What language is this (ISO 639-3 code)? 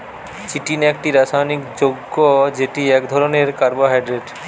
ben